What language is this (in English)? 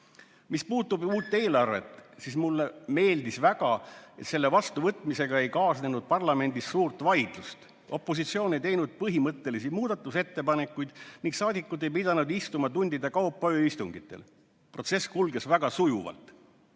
Estonian